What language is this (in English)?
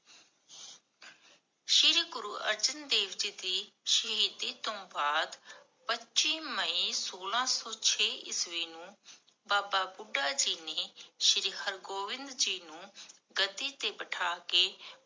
Punjabi